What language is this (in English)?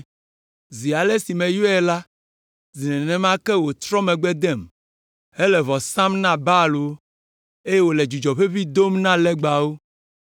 Ewe